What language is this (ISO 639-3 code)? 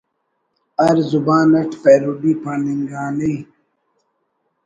brh